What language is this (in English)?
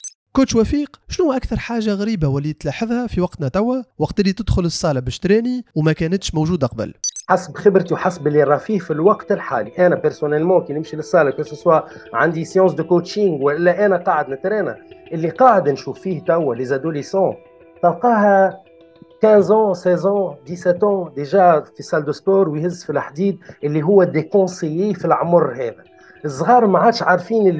Arabic